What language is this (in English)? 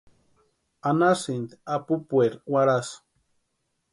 Western Highland Purepecha